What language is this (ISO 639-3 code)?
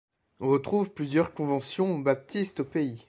fra